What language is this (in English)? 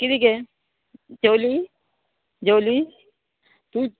Konkani